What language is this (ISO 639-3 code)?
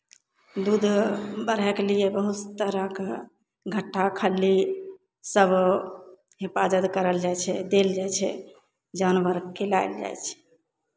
mai